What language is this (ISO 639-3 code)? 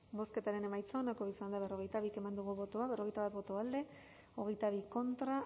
eus